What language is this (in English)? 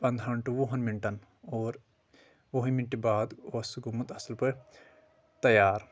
Kashmiri